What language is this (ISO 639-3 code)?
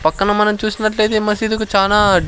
tel